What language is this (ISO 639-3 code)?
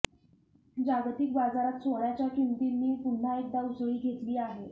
mar